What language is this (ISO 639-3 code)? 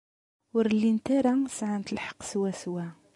kab